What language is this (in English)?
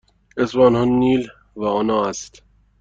Persian